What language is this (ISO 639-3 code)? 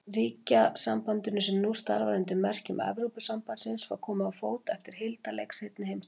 isl